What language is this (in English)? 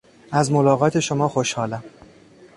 Persian